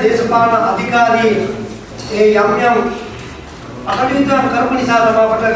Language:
Indonesian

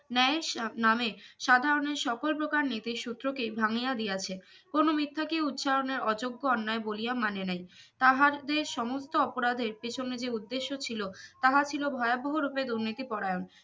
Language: Bangla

